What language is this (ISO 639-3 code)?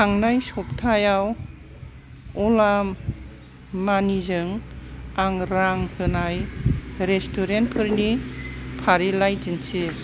brx